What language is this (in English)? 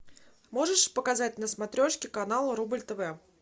Russian